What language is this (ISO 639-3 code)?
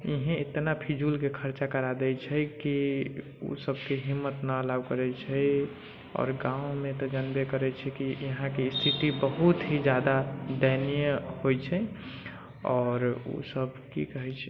mai